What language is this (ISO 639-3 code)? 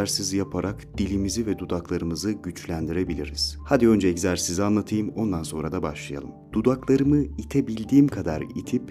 tur